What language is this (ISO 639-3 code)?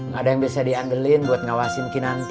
ind